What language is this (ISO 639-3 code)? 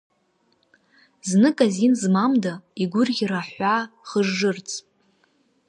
abk